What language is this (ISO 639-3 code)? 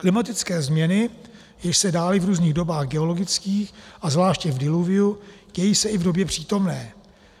ces